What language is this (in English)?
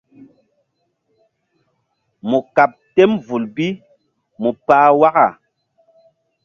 Mbum